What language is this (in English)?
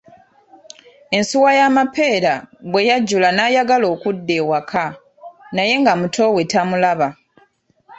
Ganda